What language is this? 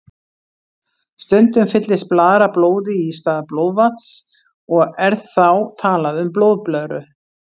Icelandic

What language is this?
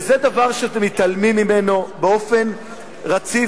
Hebrew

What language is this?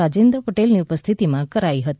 Gujarati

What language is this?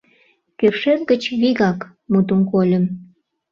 Mari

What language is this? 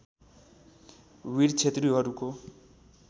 Nepali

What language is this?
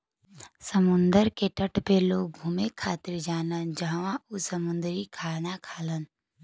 Bhojpuri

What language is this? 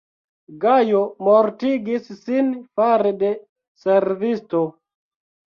Esperanto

